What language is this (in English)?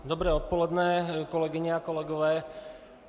Czech